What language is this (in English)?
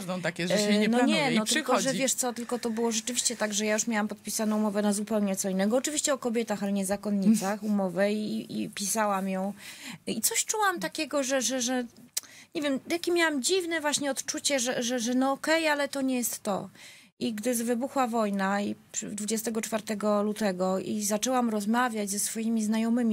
Polish